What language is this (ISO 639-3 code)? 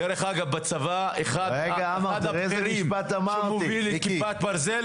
heb